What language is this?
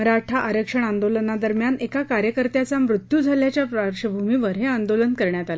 Marathi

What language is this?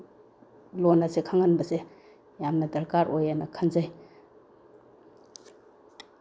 Manipuri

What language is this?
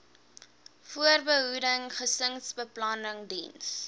Afrikaans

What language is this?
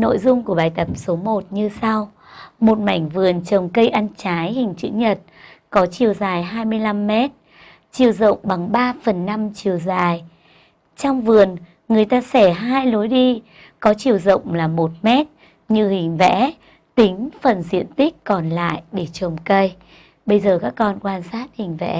Vietnamese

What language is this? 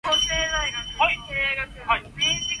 Cantonese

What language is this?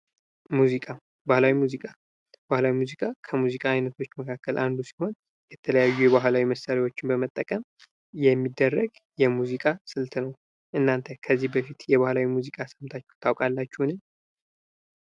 Amharic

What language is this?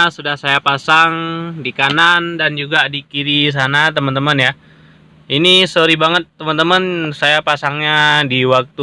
Indonesian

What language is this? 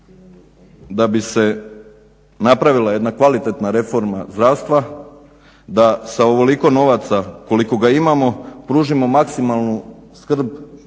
Croatian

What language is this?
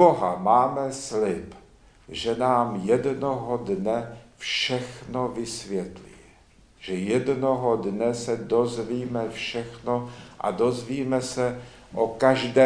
Czech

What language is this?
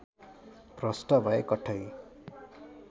Nepali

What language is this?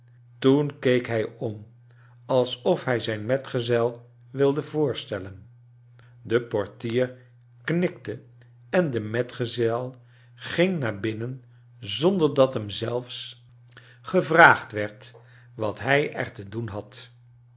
Dutch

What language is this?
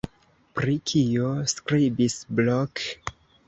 Esperanto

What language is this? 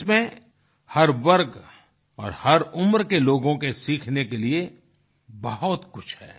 Hindi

